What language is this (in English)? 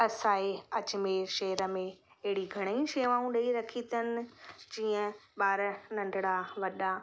Sindhi